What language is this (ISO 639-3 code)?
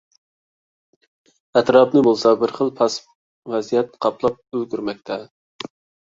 uig